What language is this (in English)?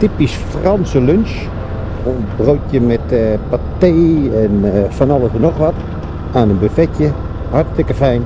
Dutch